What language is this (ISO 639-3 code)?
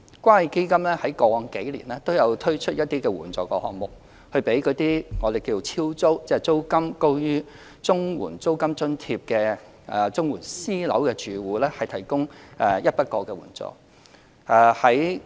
yue